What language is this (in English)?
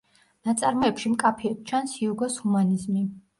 Georgian